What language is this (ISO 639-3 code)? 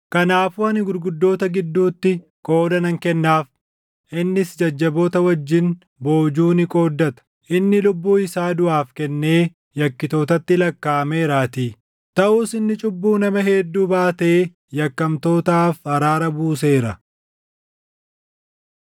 orm